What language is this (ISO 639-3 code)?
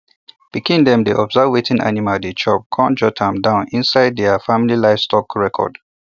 pcm